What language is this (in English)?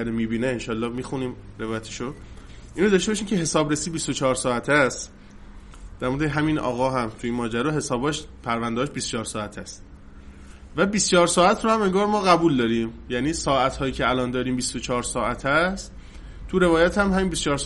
Persian